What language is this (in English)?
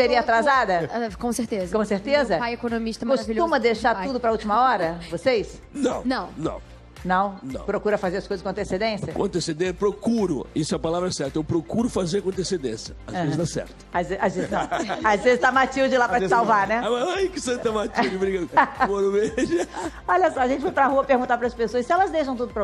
Portuguese